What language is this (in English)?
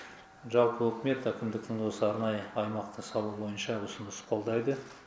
Kazakh